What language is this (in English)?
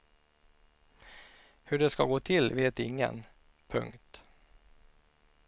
Swedish